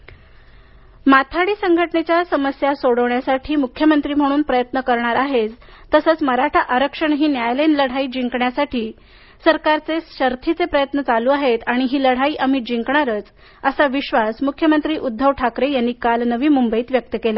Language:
Marathi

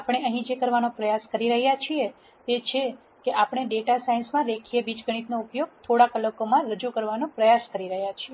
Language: Gujarati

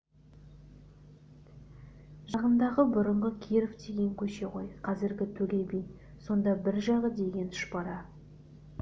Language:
Kazakh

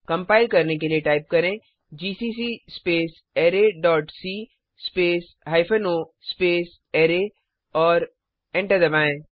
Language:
Hindi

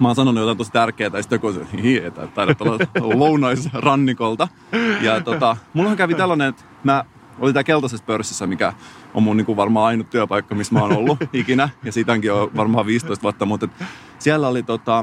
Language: Finnish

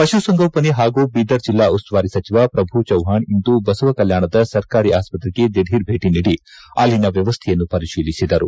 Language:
Kannada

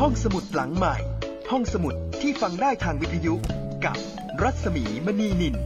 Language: Thai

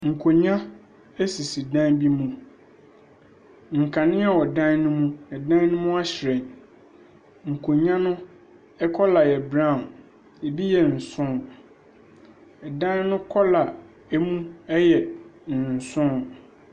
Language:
Akan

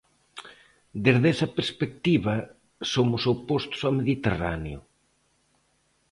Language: Galician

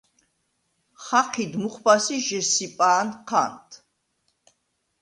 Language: Svan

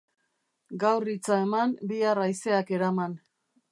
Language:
Basque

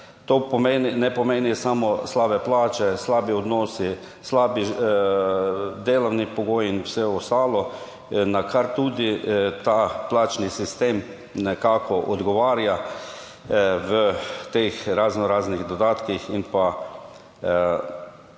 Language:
Slovenian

